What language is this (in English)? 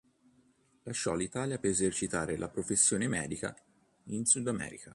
Italian